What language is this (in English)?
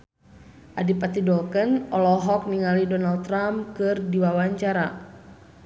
Sundanese